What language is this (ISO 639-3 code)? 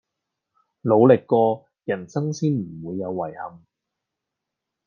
yue